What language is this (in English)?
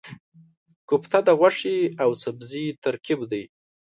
Pashto